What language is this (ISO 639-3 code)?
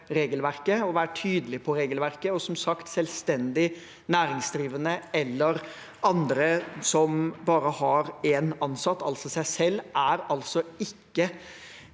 nor